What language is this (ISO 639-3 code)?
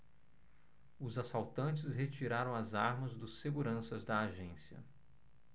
por